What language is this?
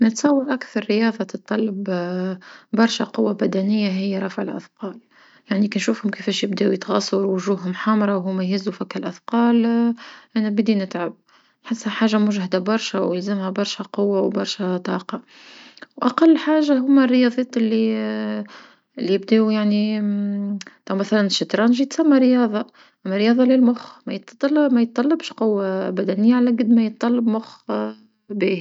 Tunisian Arabic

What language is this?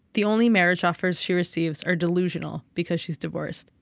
English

